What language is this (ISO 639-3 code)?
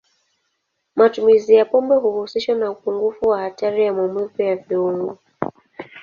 swa